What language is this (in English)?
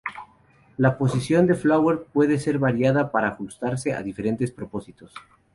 Spanish